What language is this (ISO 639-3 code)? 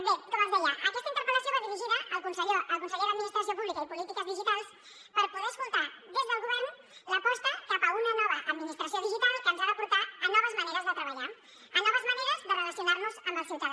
cat